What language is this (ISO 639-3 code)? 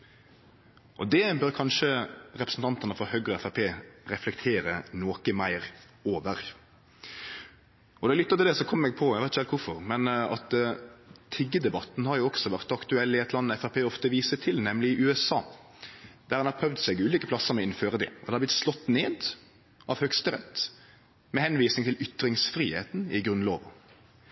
nno